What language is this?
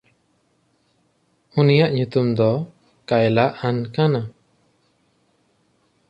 Santali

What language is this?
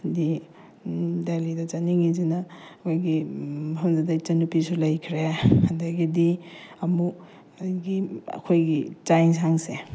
Manipuri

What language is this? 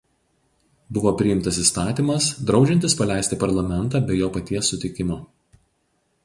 Lithuanian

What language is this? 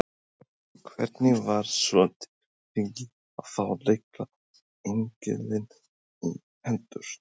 Icelandic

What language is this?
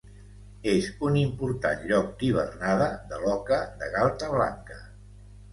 Catalan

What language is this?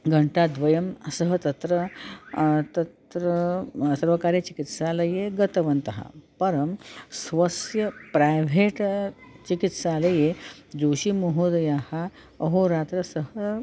Sanskrit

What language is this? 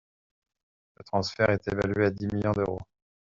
French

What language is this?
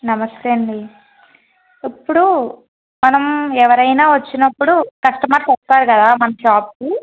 Telugu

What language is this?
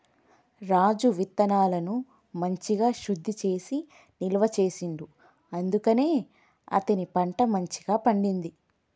Telugu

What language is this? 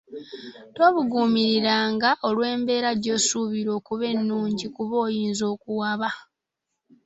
Ganda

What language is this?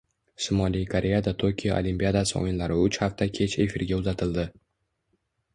Uzbek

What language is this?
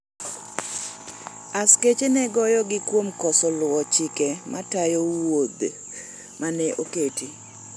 Luo (Kenya and Tanzania)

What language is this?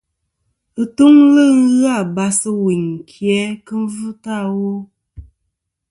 Kom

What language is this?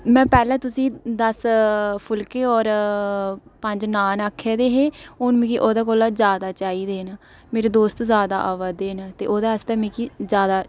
Dogri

